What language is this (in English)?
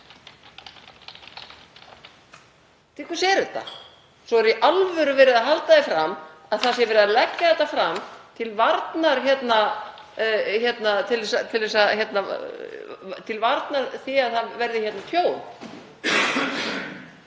Icelandic